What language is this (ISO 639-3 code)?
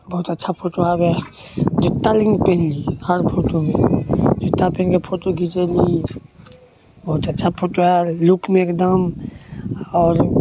mai